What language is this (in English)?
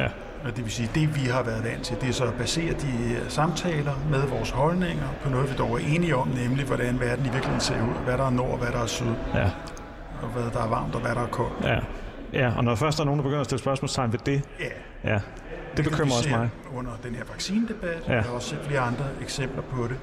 Danish